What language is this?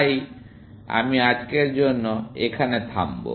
Bangla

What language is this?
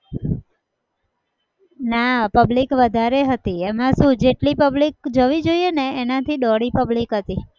Gujarati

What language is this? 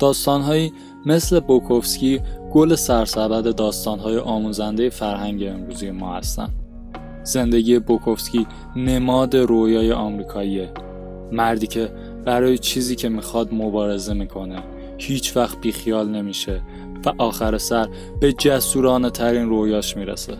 Persian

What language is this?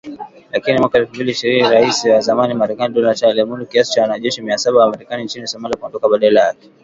Swahili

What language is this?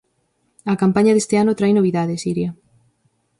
Galician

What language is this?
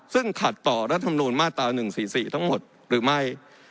Thai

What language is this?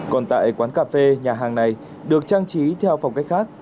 Vietnamese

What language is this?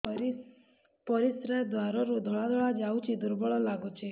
Odia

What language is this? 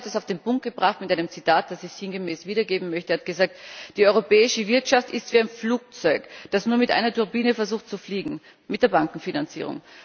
German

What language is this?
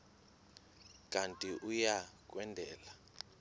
Xhosa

